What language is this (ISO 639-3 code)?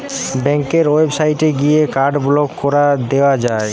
ben